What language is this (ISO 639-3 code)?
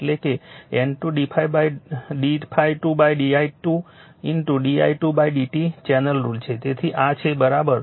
guj